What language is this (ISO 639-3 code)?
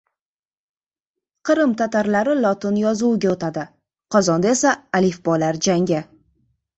uzb